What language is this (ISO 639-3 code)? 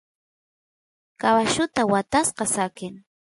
qus